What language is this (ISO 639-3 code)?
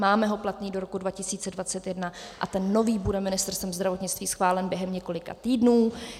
ces